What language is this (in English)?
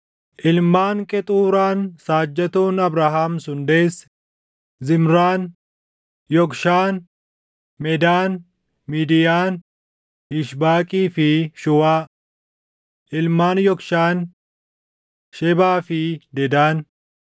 Oromo